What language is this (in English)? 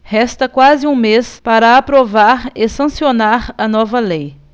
Portuguese